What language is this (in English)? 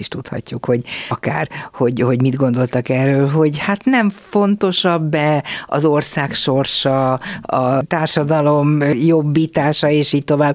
Hungarian